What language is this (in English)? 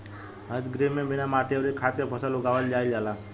Bhojpuri